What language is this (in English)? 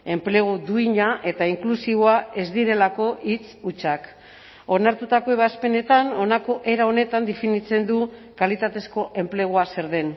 Basque